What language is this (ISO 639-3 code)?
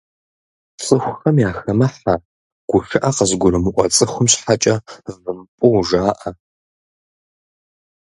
kbd